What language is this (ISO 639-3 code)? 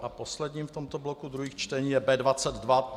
ces